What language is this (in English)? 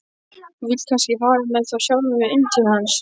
Icelandic